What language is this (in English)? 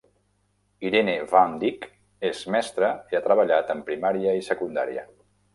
Catalan